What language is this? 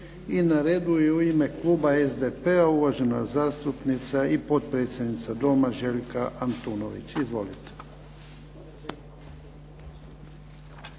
Croatian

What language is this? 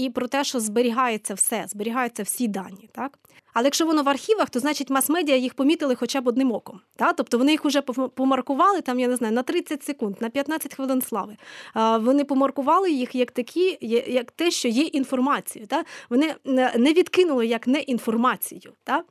Ukrainian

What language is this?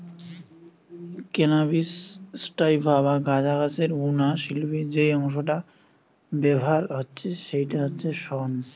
Bangla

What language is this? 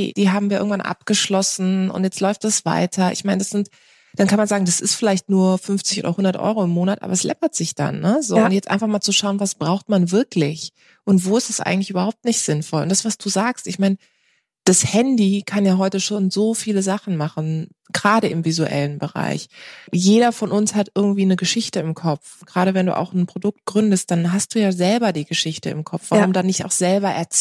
German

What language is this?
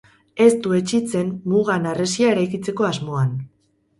Basque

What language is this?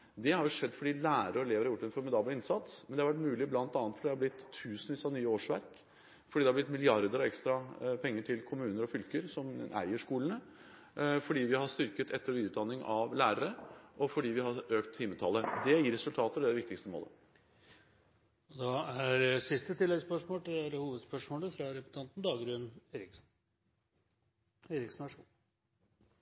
Norwegian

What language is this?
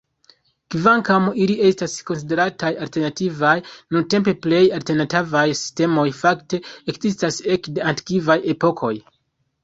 Esperanto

